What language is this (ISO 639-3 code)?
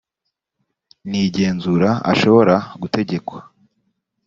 kin